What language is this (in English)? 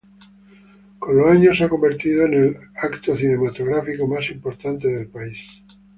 Spanish